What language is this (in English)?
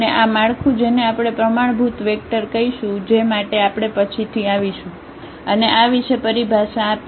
Gujarati